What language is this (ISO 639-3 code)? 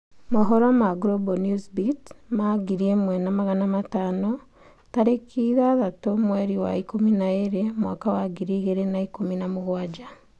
kik